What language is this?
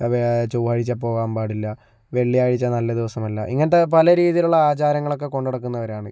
Malayalam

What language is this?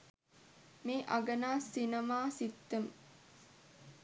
Sinhala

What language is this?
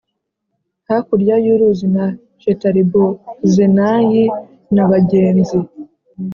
Kinyarwanda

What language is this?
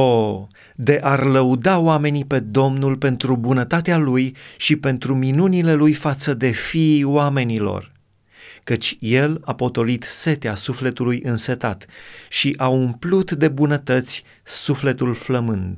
Romanian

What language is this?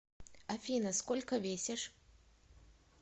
Russian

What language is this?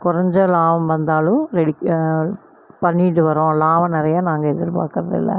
Tamil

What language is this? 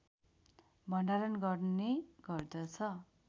Nepali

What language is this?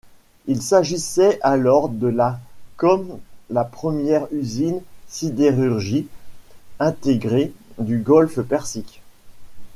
French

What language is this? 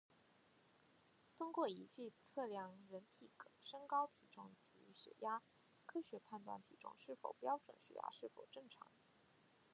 Chinese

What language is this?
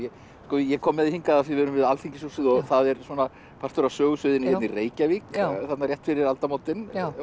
Icelandic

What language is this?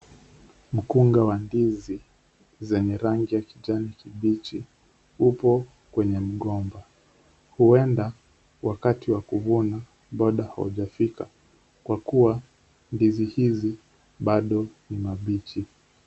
Swahili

